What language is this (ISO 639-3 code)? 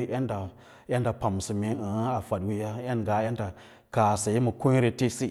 lla